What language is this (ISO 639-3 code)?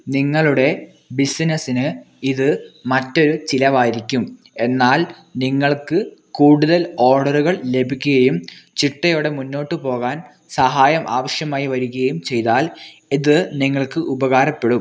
mal